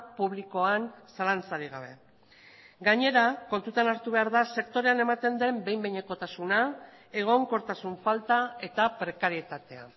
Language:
Basque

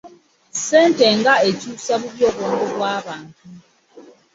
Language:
Ganda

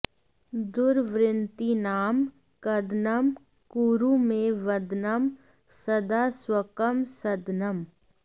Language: Sanskrit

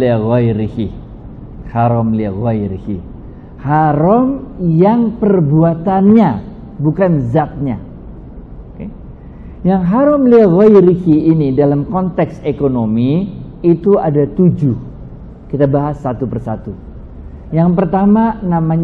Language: Indonesian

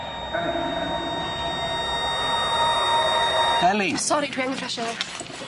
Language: Welsh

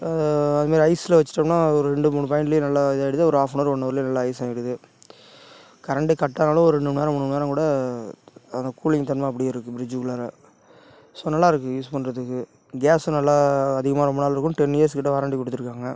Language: Tamil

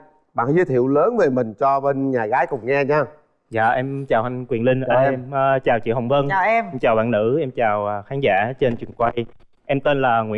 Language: Vietnamese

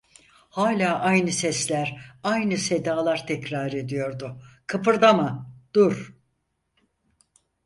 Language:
Turkish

